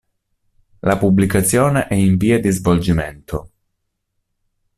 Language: Italian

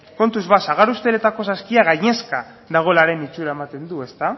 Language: Basque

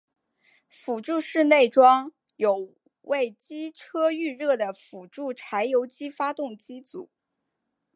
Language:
Chinese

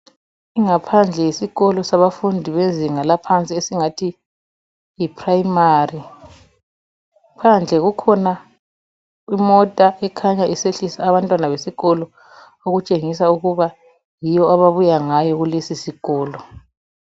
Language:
North Ndebele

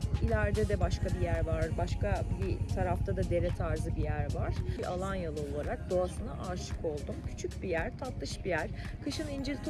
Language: Turkish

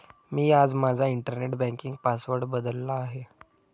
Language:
Marathi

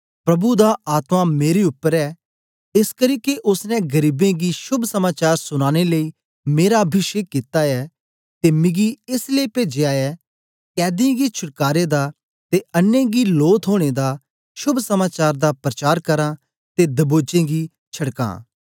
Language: Dogri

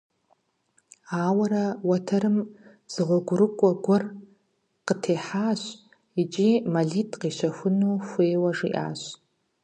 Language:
Kabardian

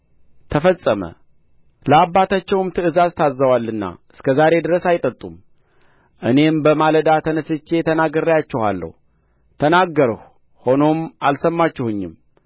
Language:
Amharic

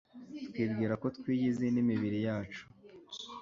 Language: Kinyarwanda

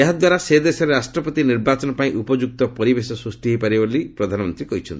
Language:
Odia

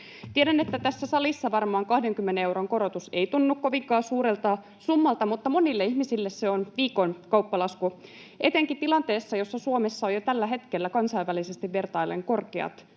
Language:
Finnish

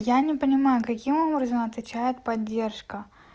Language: Russian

